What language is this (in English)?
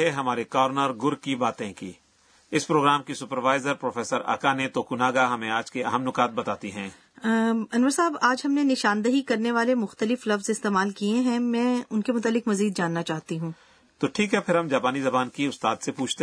Urdu